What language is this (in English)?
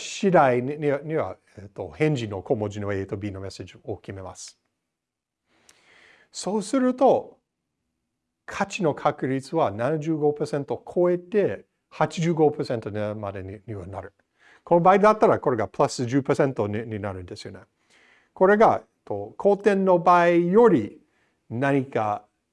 Japanese